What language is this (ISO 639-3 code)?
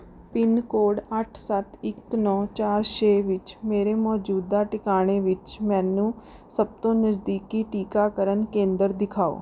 pan